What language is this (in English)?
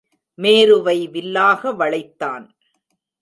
Tamil